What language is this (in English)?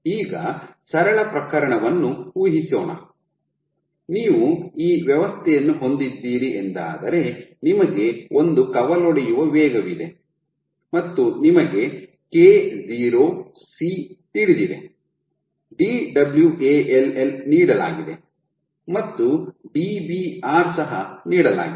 Kannada